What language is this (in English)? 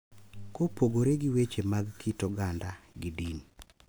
Luo (Kenya and Tanzania)